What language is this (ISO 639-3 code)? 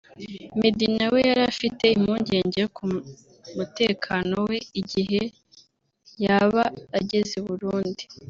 kin